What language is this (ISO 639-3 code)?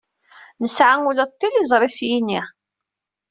kab